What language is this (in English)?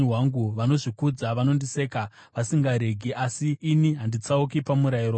Shona